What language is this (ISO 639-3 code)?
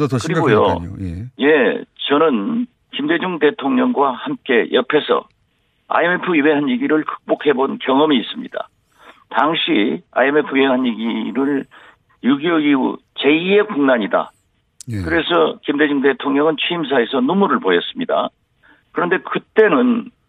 kor